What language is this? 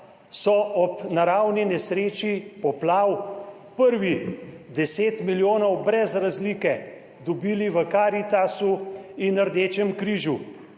Slovenian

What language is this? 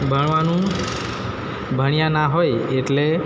Gujarati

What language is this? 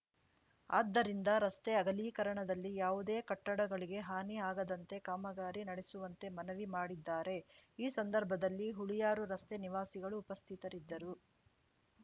Kannada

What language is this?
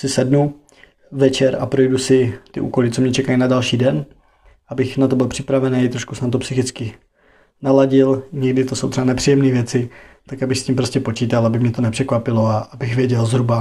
Czech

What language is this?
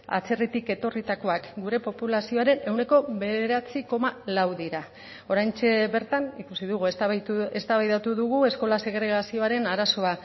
Basque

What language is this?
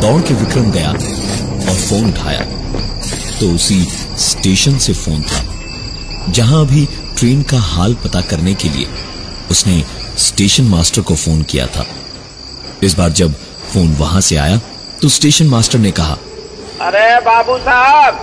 Hindi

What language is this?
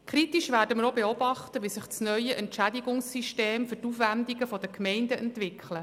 Swiss German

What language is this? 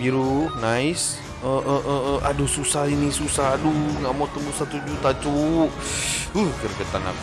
Indonesian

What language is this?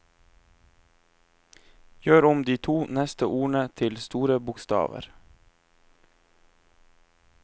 Norwegian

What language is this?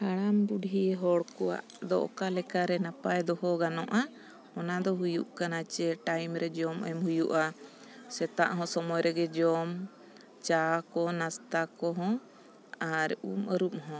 Santali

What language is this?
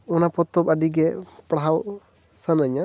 Santali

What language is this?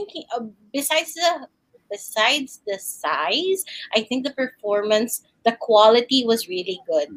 Filipino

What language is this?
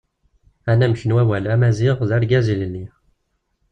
Kabyle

